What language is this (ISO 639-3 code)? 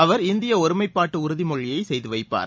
tam